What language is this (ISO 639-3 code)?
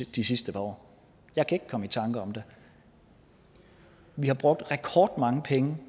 dan